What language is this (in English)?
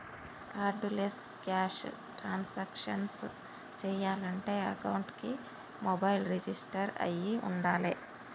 Telugu